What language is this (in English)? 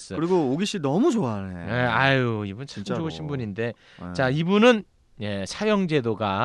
Korean